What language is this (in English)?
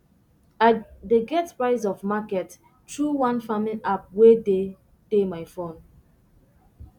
Nigerian Pidgin